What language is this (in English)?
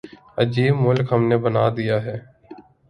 Urdu